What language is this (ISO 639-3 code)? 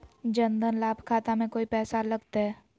mag